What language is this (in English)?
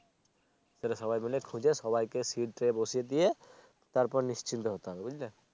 Bangla